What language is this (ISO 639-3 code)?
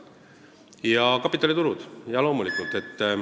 est